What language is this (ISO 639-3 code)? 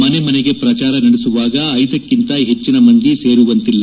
kan